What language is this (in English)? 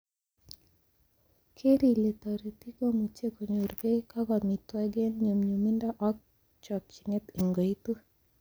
Kalenjin